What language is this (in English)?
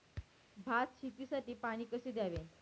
Marathi